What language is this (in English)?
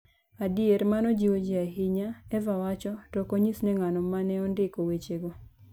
Luo (Kenya and Tanzania)